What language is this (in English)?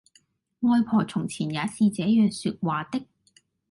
Cantonese